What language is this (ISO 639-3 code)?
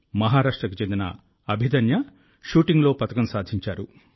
tel